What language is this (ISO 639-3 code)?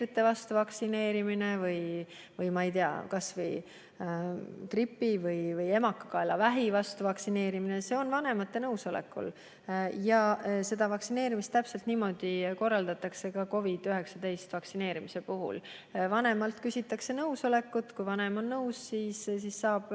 est